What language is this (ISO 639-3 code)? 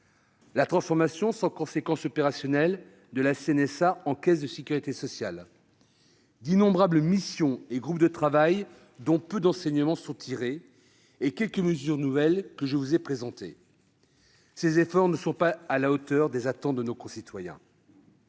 fra